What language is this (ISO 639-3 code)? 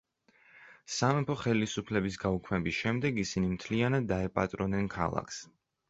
kat